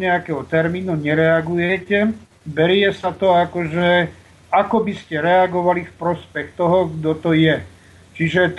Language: Slovak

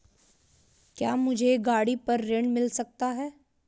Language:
Hindi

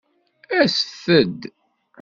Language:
Kabyle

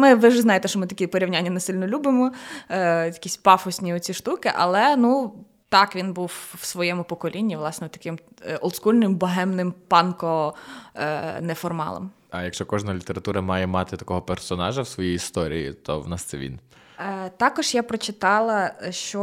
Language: Ukrainian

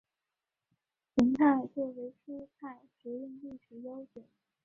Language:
Chinese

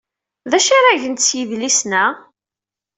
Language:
Kabyle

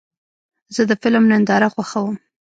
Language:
Pashto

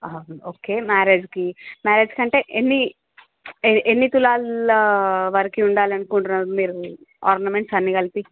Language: Telugu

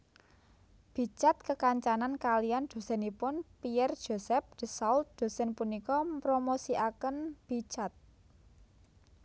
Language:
Javanese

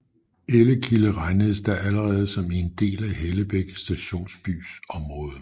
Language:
Danish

